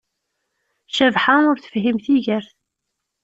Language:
Kabyle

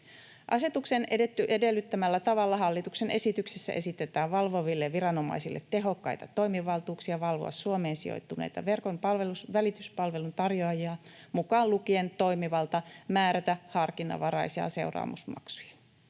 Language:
Finnish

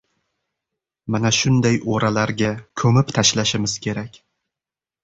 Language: Uzbek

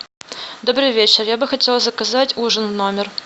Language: Russian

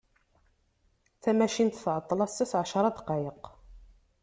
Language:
Kabyle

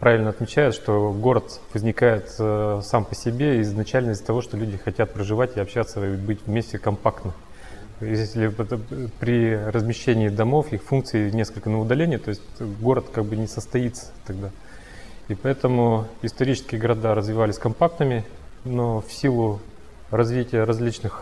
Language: Russian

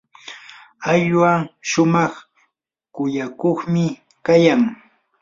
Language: Yanahuanca Pasco Quechua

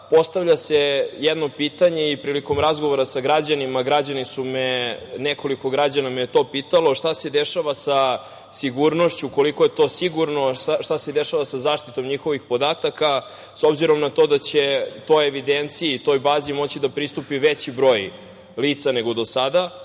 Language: Serbian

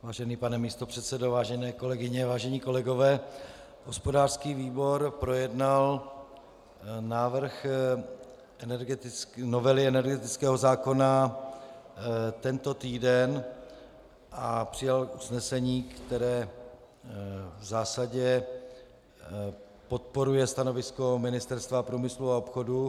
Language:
Czech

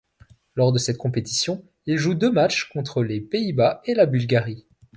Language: French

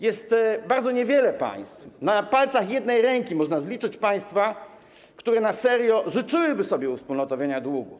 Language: Polish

